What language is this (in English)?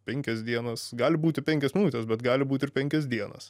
Lithuanian